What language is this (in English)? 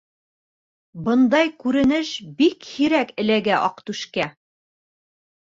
Bashkir